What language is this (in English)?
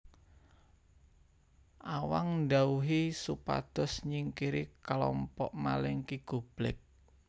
Javanese